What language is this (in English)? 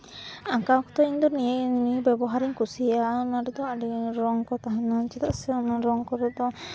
Santali